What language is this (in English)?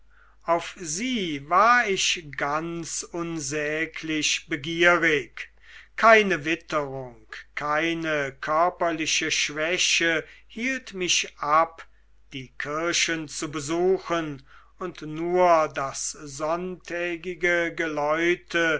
German